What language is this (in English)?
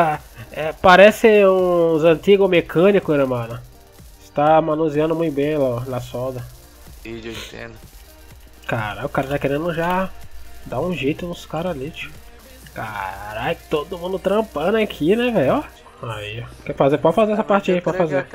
Portuguese